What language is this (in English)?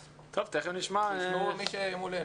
Hebrew